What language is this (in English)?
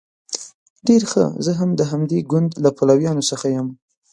Pashto